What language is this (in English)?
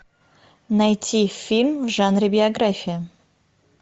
Russian